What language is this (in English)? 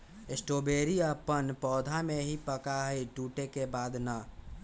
Magahi